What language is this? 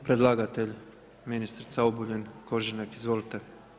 Croatian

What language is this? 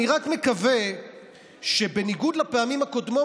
Hebrew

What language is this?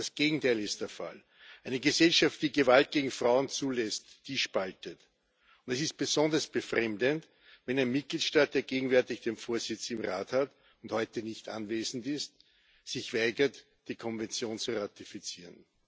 German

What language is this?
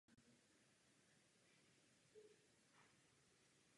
Czech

